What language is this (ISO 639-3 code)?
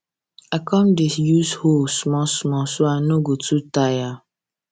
pcm